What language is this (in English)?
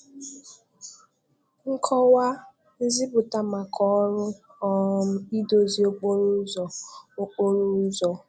Igbo